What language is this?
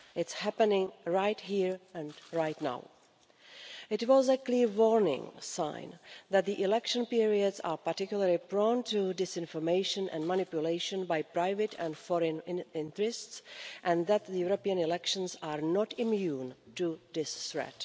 English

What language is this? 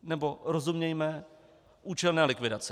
Czech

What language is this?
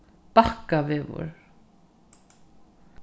Faroese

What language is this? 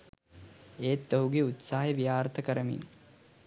Sinhala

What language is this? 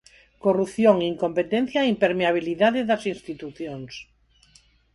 Galician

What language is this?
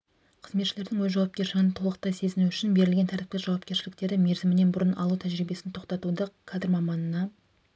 Kazakh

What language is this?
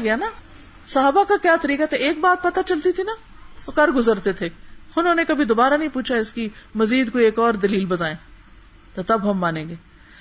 Urdu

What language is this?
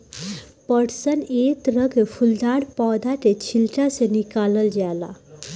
Bhojpuri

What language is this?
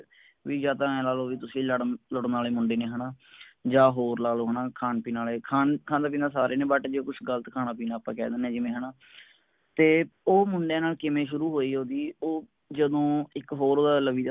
Punjabi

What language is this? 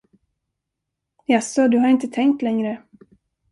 Swedish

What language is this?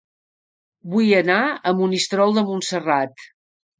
Catalan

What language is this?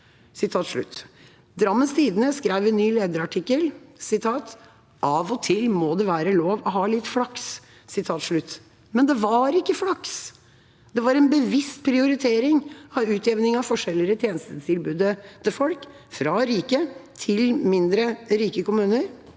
Norwegian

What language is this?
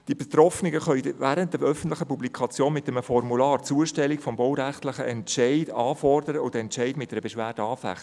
Swiss German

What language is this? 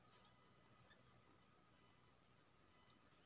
Maithili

